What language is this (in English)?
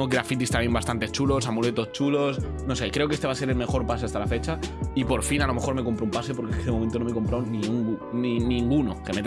Spanish